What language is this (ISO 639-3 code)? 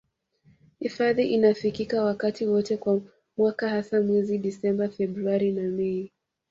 swa